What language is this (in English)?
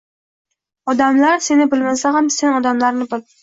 Uzbek